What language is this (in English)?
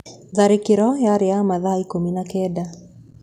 Kikuyu